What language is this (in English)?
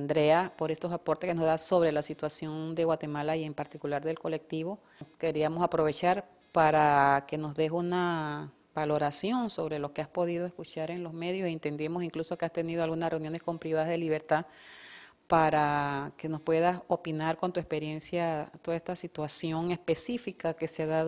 Spanish